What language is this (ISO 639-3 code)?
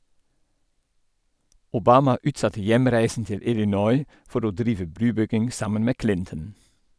nor